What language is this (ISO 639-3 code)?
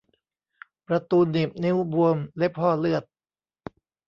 tha